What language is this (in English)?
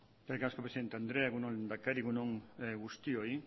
Basque